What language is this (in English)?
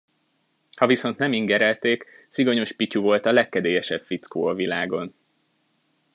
Hungarian